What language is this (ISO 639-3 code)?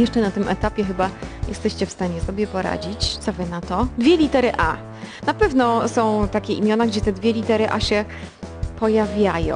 pol